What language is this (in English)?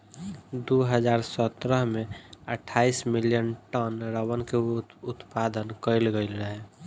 Bhojpuri